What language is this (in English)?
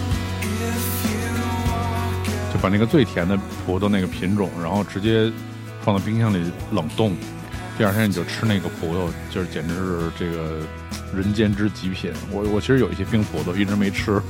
Chinese